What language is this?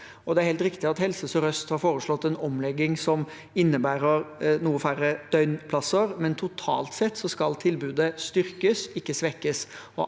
Norwegian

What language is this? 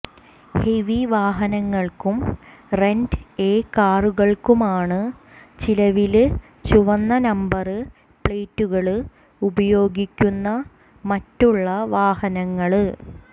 Malayalam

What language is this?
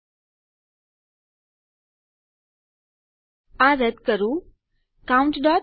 Gujarati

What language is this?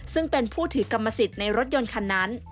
Thai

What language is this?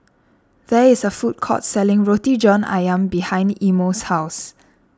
English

